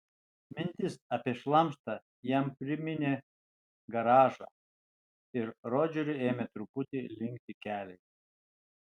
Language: Lithuanian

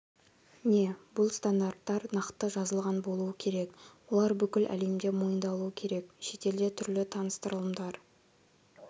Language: Kazakh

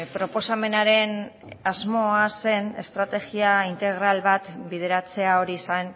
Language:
Basque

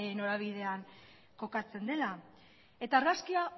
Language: Basque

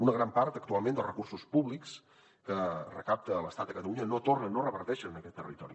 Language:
Catalan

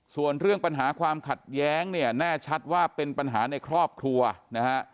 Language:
Thai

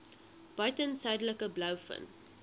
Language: Afrikaans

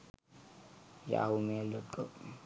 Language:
Sinhala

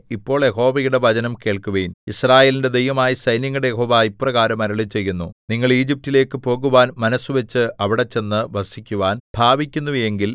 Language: Malayalam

